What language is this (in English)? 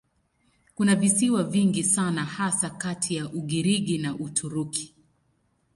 Swahili